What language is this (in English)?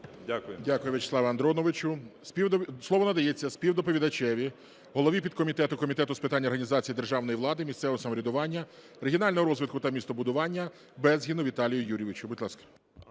Ukrainian